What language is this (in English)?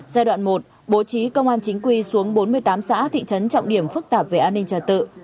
Vietnamese